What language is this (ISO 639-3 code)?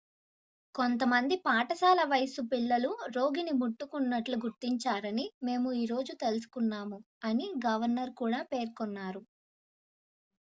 tel